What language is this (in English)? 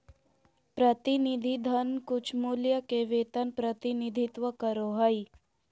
Magahi